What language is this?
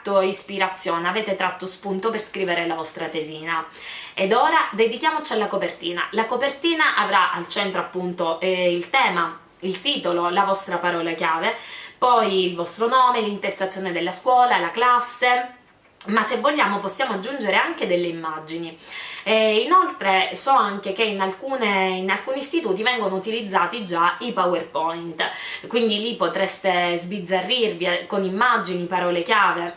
Italian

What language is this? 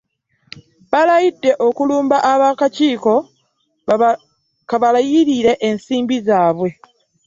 Ganda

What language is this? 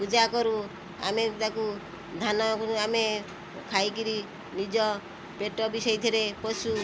Odia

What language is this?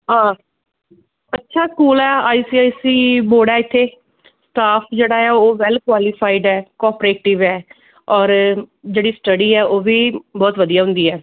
Punjabi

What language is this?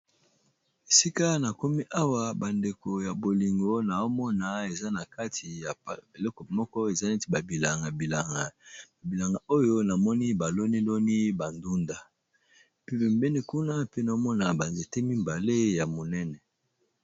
Lingala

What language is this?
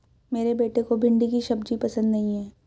Hindi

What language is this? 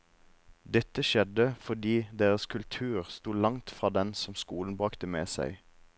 Norwegian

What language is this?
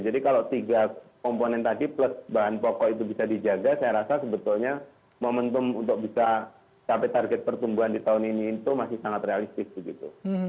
Indonesian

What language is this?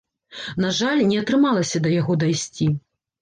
Belarusian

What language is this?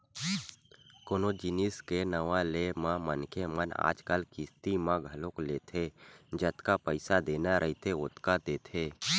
Chhattisgarhi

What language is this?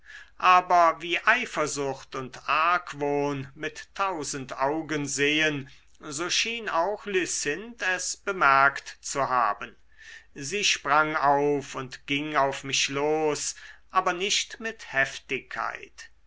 German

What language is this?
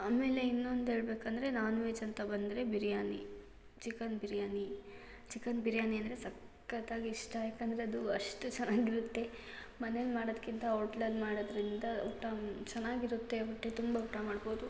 Kannada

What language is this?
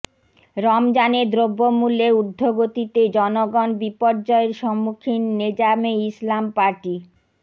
Bangla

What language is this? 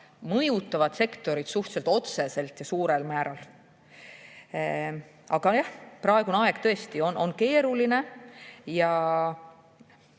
Estonian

